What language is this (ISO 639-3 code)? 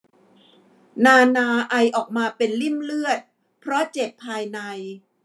tha